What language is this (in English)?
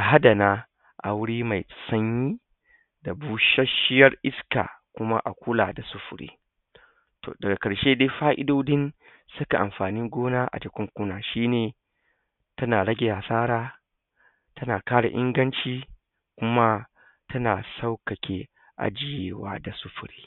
Hausa